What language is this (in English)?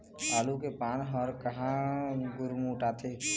Chhattisgarhi